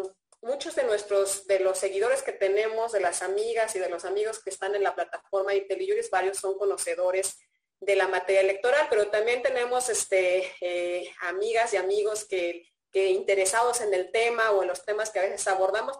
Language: Spanish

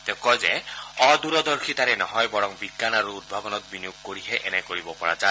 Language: Assamese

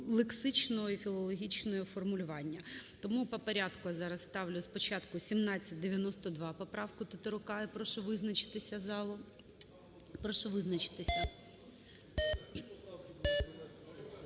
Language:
Ukrainian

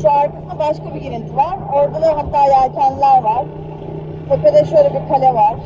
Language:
Turkish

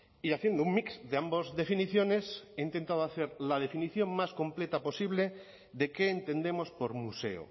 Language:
Spanish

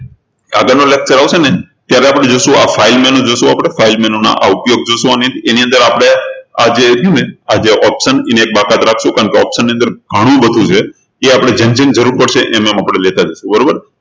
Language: Gujarati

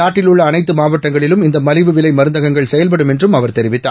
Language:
Tamil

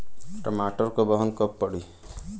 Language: Bhojpuri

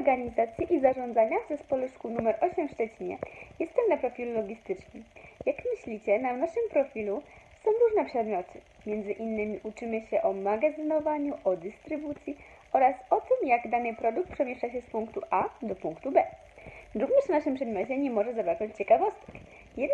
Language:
Polish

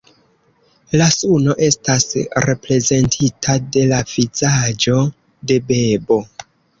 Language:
Esperanto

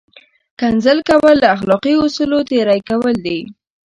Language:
Pashto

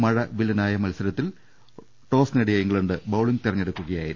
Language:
Malayalam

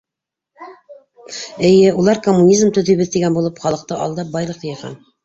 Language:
Bashkir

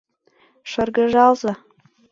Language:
Mari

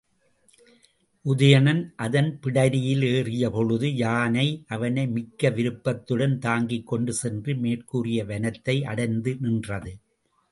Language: Tamil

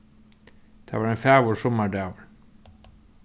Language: Faroese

